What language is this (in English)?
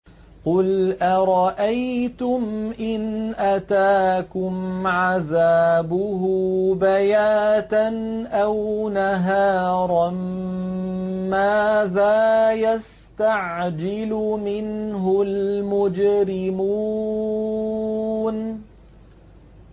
Arabic